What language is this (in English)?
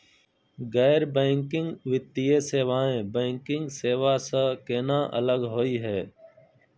Magahi